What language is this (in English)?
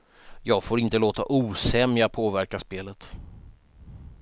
Swedish